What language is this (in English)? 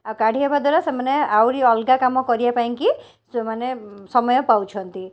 Odia